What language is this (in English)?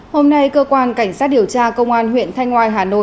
Vietnamese